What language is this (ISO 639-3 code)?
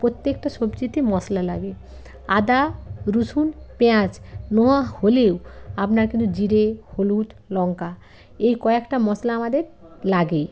ben